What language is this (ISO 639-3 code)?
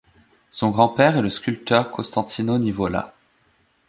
fra